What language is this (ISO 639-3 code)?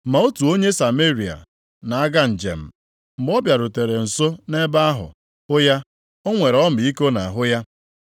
ibo